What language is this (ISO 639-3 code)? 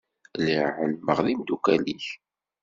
kab